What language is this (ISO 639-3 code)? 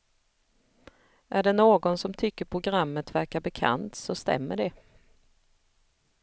swe